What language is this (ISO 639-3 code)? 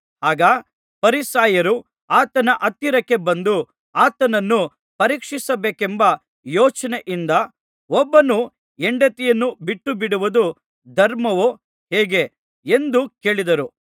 kan